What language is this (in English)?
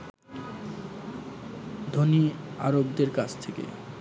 Bangla